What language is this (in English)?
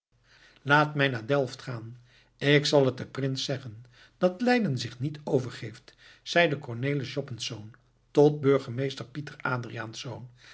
Dutch